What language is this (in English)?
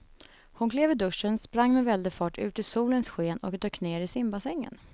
Swedish